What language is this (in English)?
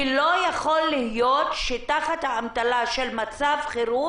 Hebrew